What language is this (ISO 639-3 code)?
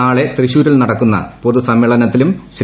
mal